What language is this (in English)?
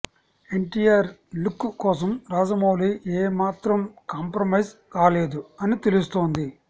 Telugu